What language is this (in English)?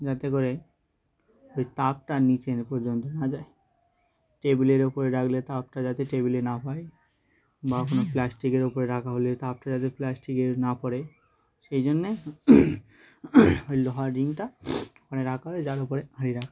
Bangla